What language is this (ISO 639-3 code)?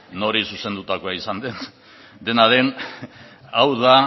eus